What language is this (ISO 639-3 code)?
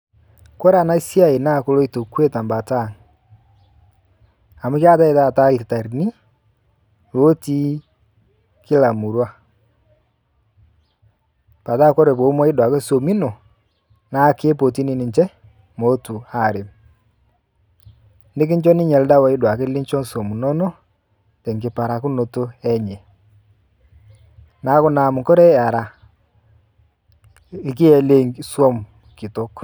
mas